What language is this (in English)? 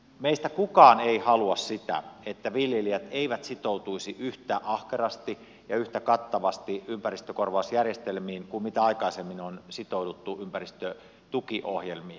Finnish